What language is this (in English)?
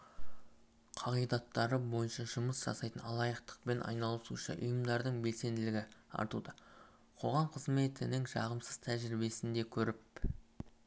Kazakh